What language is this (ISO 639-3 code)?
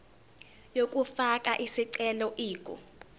zul